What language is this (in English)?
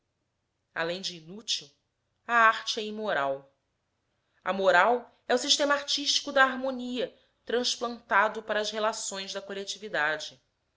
Portuguese